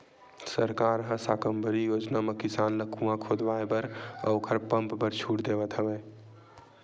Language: Chhattisgarhi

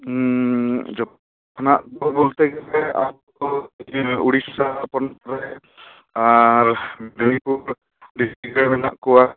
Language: Santali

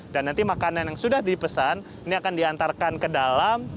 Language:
Indonesian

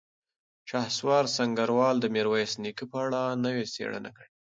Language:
Pashto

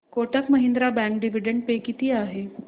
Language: Marathi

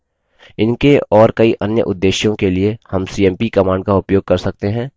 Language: Hindi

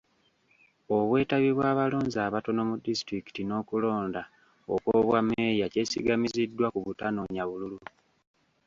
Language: Ganda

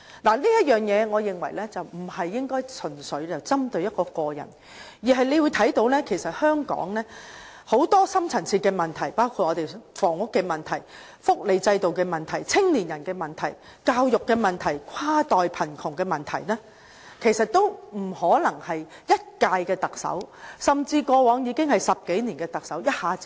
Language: Cantonese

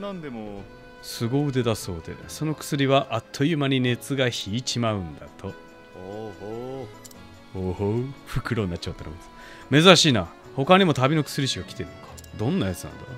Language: Japanese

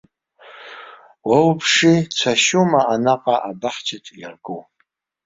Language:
Abkhazian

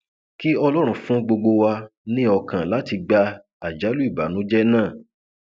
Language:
Yoruba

